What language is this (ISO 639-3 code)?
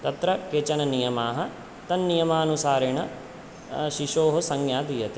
san